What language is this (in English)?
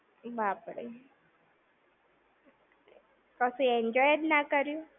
Gujarati